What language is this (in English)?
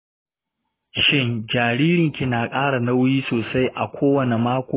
Hausa